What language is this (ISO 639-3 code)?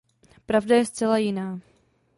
ces